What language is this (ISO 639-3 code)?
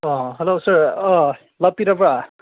mni